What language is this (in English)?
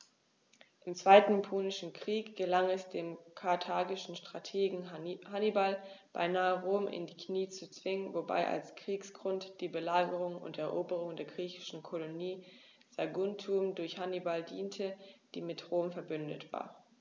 German